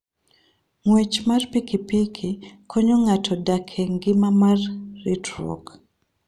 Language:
Luo (Kenya and Tanzania)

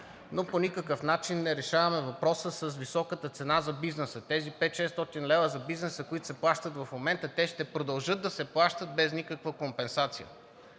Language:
Bulgarian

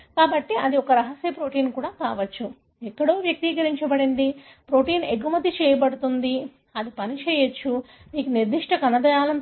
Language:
Telugu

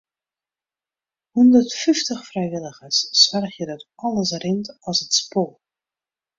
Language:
Western Frisian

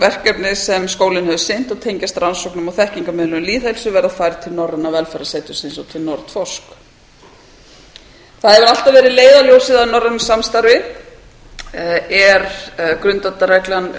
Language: Icelandic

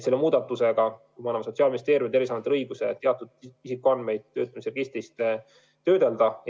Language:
Estonian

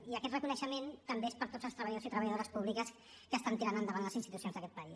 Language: Catalan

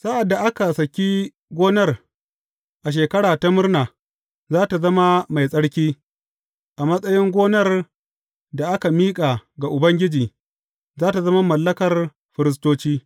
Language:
Hausa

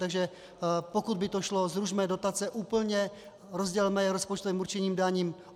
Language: Czech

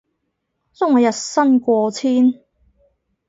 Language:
Cantonese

